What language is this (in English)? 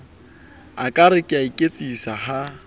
Southern Sotho